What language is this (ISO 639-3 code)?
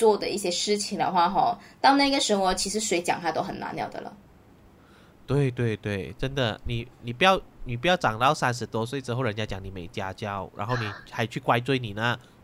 zho